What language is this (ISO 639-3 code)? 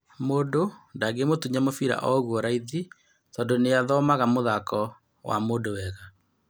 kik